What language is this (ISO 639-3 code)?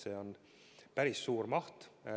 est